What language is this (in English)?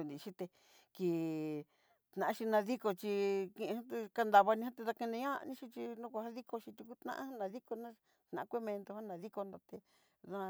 Southeastern Nochixtlán Mixtec